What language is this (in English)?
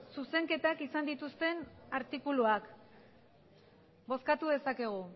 Basque